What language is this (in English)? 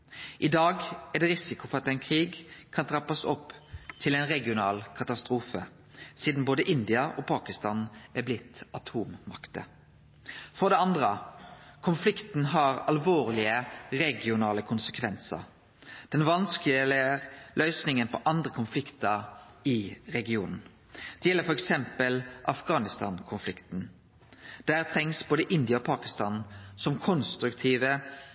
Norwegian Nynorsk